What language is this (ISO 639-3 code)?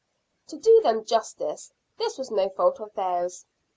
eng